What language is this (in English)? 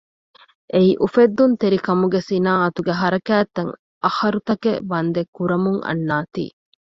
Divehi